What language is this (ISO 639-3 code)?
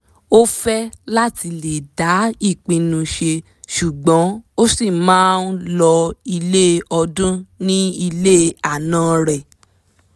yor